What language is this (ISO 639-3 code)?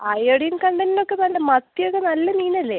mal